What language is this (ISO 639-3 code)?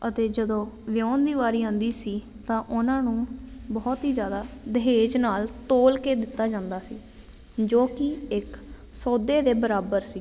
pan